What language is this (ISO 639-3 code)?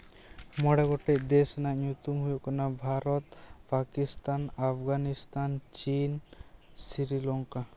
sat